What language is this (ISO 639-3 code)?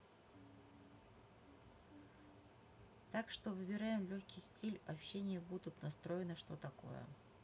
rus